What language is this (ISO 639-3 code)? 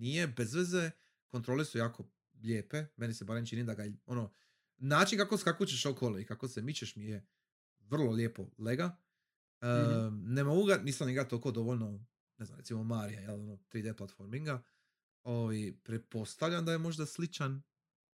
hrv